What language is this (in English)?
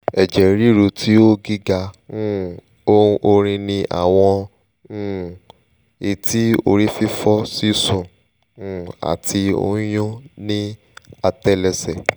Yoruba